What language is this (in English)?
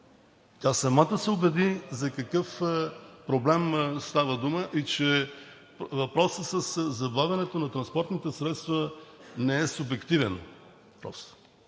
Bulgarian